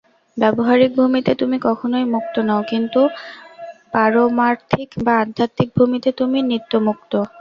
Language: Bangla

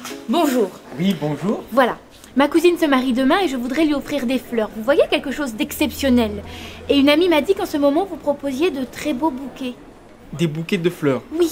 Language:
French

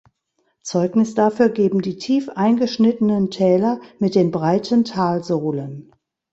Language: German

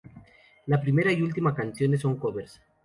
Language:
Spanish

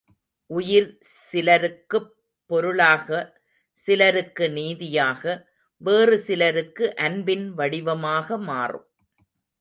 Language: Tamil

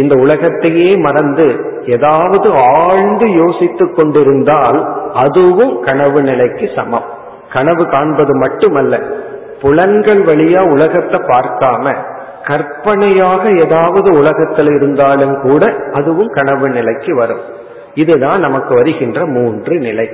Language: Tamil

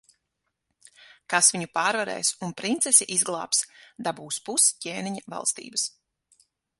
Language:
Latvian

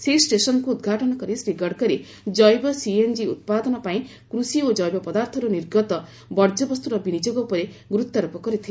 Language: Odia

